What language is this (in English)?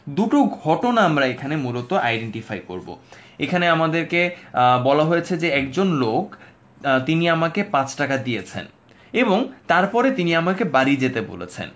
Bangla